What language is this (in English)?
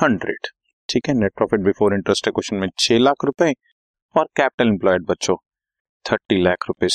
Hindi